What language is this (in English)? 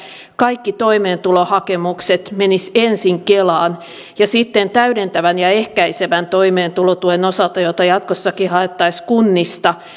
Finnish